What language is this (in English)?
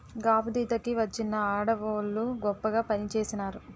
Telugu